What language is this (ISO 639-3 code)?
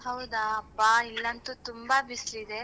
kan